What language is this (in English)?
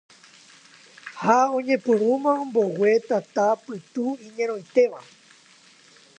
Guarani